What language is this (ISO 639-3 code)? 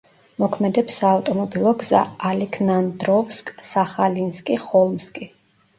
kat